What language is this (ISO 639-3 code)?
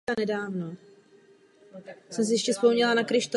ces